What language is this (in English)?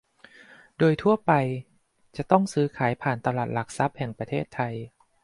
Thai